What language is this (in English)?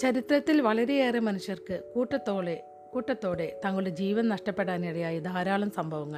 Malayalam